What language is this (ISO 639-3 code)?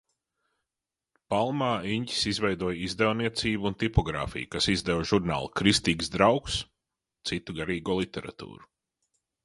lav